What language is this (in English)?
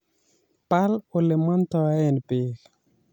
Kalenjin